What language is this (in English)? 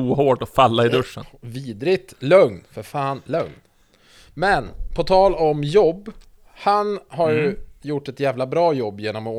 Swedish